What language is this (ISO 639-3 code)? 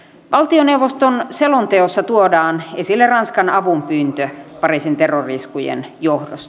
fin